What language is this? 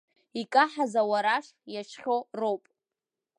Abkhazian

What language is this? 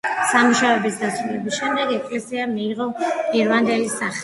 Georgian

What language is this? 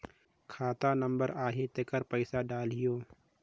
Chhattisgarhi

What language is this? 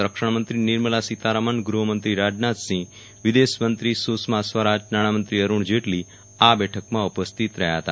Gujarati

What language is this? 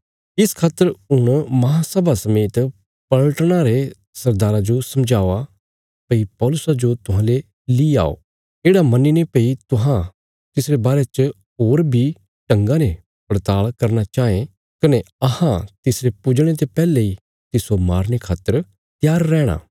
Bilaspuri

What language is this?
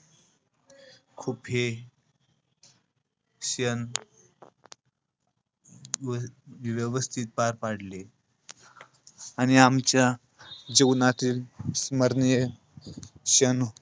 Marathi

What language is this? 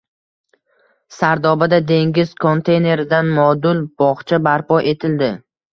Uzbek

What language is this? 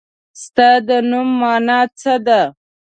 Pashto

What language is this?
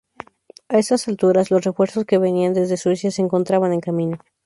Spanish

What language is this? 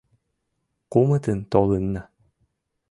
Mari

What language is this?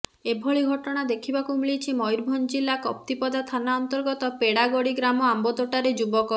Odia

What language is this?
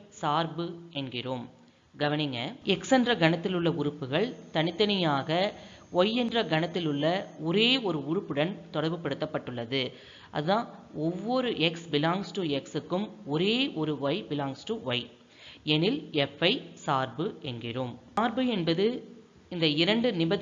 Tamil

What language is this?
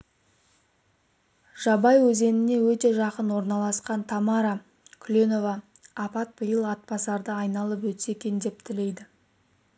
Kazakh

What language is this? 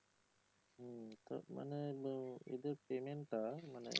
Bangla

